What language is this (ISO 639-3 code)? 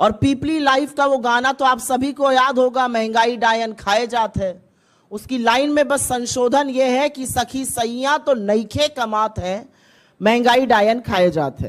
hin